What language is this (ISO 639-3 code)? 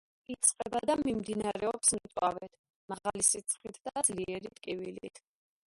kat